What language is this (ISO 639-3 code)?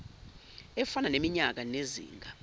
zul